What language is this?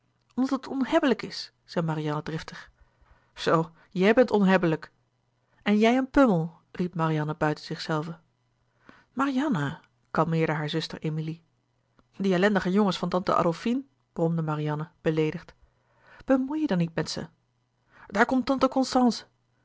Dutch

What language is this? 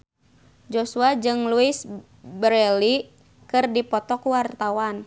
Sundanese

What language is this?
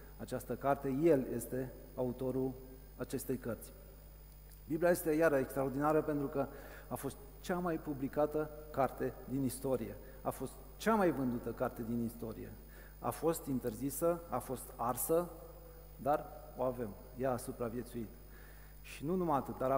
Romanian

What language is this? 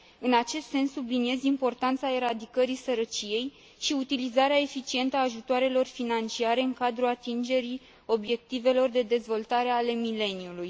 Romanian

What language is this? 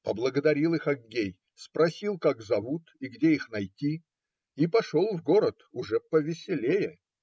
Russian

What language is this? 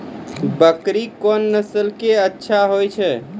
Maithili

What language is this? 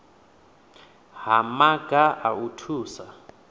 Venda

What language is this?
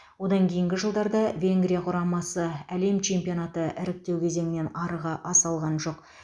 Kazakh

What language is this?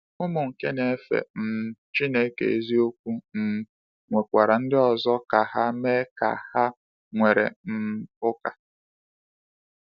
Igbo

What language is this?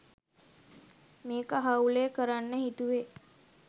Sinhala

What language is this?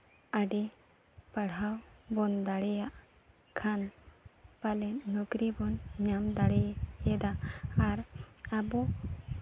Santali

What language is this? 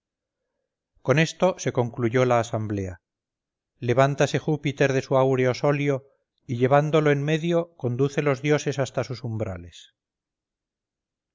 Spanish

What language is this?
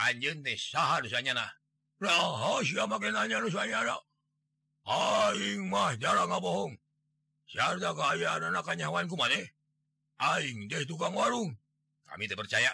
Indonesian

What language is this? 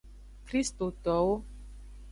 Aja (Benin)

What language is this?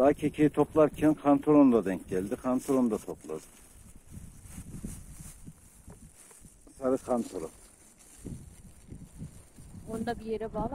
Turkish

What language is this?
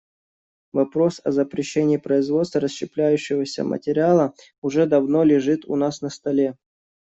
Russian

